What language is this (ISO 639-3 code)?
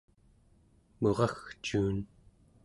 esu